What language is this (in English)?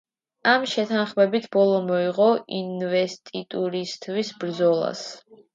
Georgian